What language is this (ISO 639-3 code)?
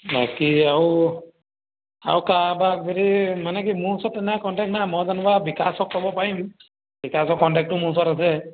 asm